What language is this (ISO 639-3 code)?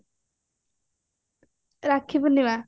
ori